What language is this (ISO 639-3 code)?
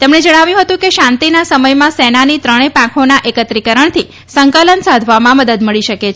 guj